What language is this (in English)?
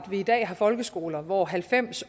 Danish